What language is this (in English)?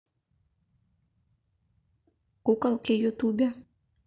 Russian